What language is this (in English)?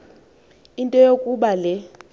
Xhosa